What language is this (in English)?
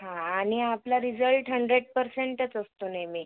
Marathi